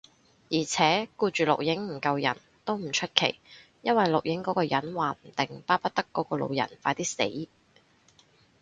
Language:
Cantonese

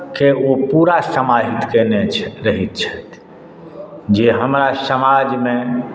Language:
Maithili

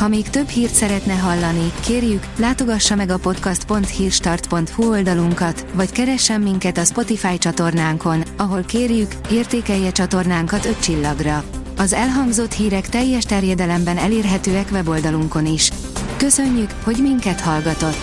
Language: Hungarian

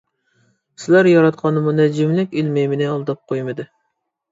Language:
Uyghur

